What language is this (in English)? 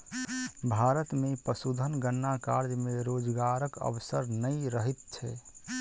Maithili